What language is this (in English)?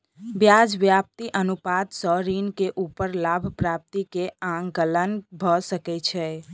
Maithili